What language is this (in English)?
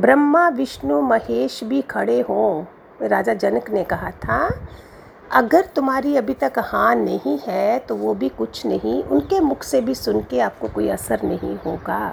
Hindi